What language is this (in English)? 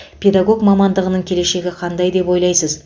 Kazakh